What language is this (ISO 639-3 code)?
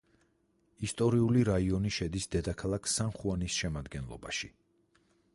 kat